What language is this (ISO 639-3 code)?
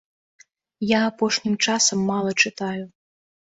bel